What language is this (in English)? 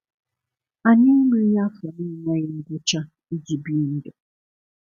Igbo